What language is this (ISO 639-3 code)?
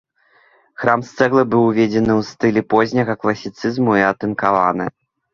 bel